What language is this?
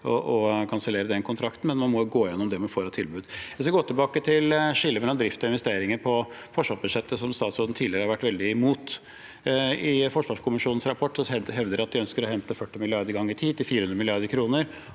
Norwegian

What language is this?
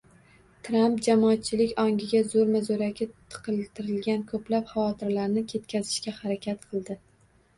Uzbek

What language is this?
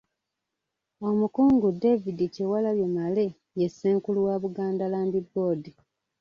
Ganda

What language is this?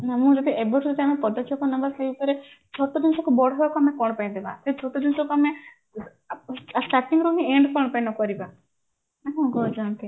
Odia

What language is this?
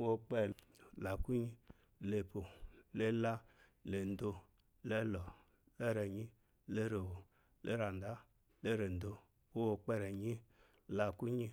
Eloyi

